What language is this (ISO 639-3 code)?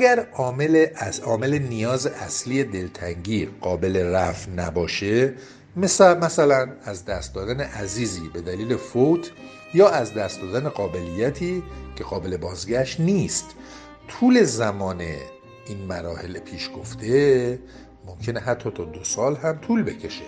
fas